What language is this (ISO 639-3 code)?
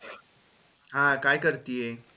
mar